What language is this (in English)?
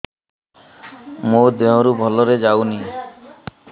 Odia